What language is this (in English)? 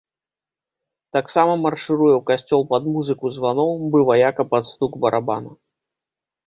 Belarusian